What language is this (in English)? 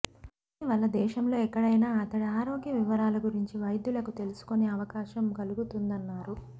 Telugu